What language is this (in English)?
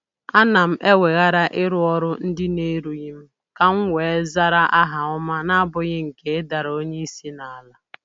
Igbo